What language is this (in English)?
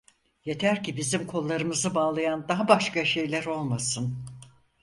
Turkish